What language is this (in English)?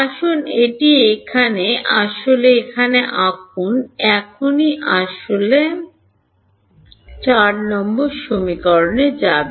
Bangla